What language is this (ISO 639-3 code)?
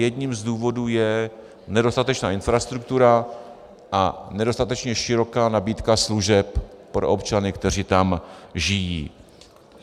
ces